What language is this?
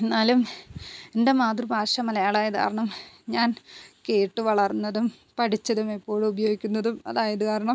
Malayalam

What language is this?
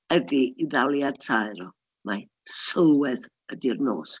Welsh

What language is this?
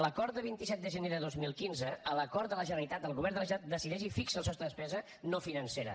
Catalan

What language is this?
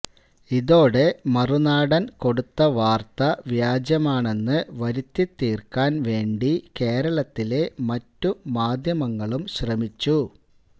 Malayalam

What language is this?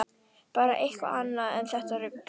Icelandic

